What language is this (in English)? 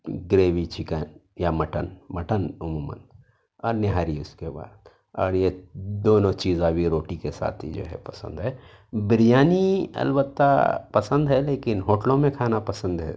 Urdu